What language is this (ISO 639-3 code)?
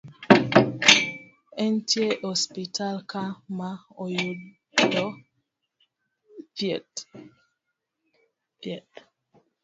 luo